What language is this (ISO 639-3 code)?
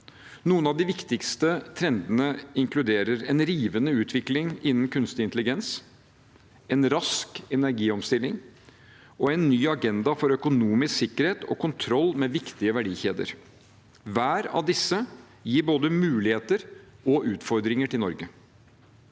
nor